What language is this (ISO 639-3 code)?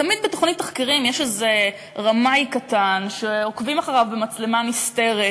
heb